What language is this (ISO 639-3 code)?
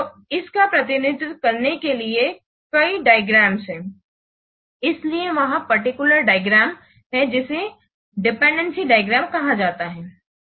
hin